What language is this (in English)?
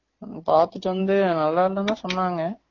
Tamil